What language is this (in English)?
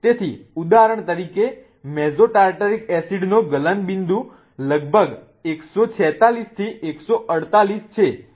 Gujarati